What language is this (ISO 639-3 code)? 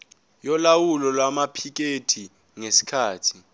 zul